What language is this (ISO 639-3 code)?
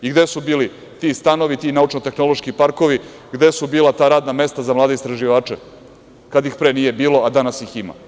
srp